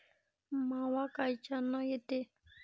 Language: Marathi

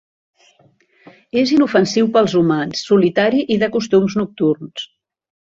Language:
Catalan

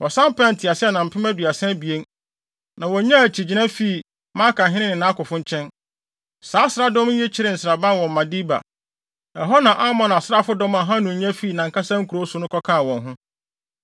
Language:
Akan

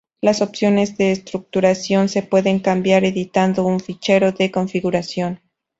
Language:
Spanish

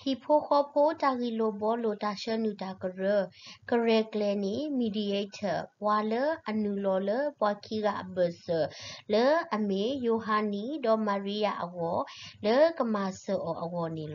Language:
Thai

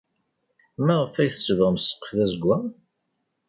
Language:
Kabyle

